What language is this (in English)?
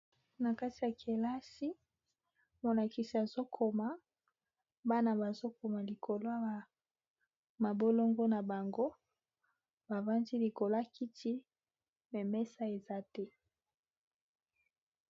Lingala